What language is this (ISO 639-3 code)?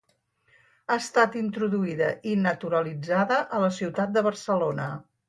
cat